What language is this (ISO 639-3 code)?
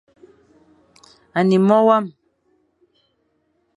fan